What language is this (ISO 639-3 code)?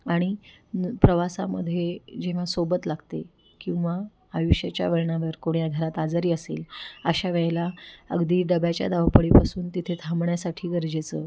mar